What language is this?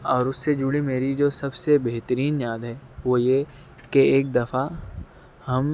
Urdu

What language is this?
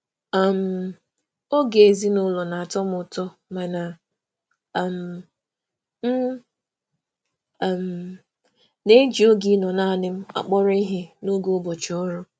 Igbo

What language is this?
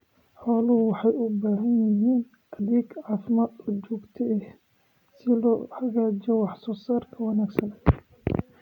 Somali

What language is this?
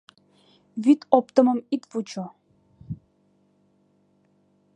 Mari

